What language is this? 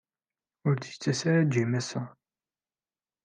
Kabyle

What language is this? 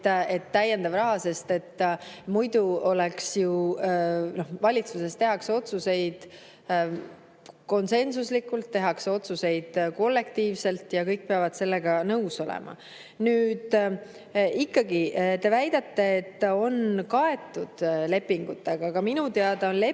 Estonian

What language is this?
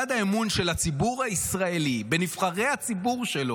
Hebrew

